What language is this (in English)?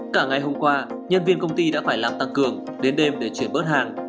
Vietnamese